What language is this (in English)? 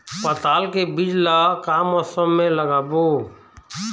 Chhattisgarhi